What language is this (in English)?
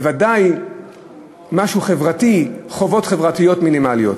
Hebrew